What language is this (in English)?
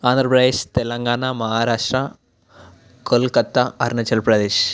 Telugu